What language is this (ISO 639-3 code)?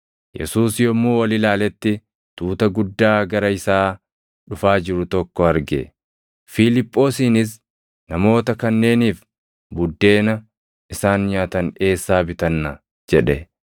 orm